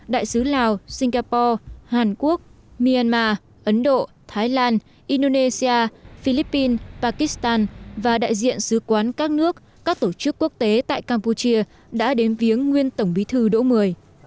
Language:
Vietnamese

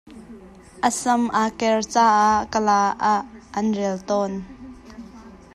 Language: Hakha Chin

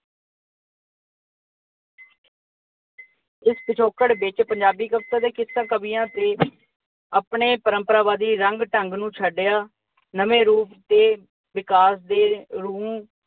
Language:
Punjabi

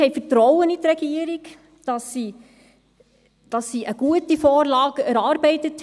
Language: Swiss German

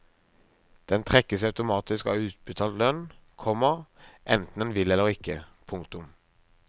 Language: Norwegian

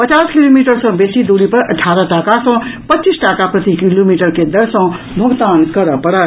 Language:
Maithili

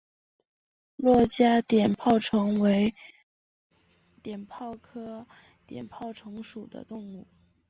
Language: Chinese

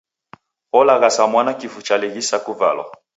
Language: Taita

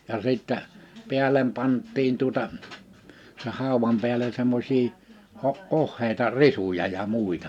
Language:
Finnish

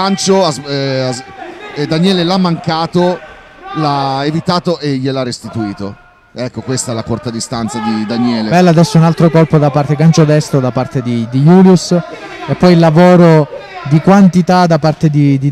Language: Italian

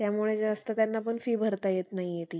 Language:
Marathi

